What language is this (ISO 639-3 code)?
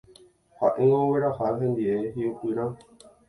grn